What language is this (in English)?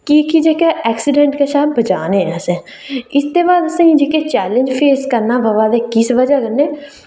Dogri